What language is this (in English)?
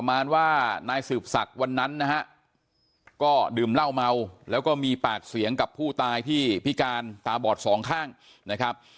Thai